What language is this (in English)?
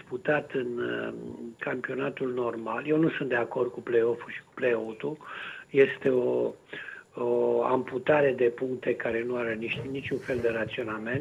Romanian